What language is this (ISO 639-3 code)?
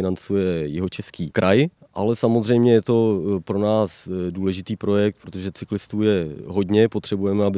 ces